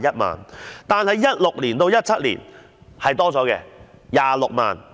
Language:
Cantonese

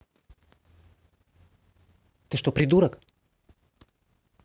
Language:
Russian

